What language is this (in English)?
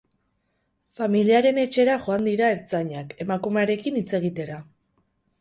Basque